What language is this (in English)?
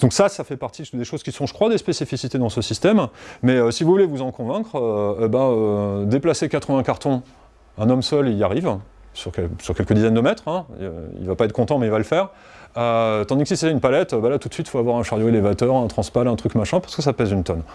French